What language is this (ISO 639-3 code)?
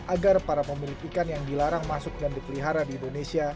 ind